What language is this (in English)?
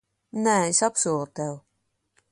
Latvian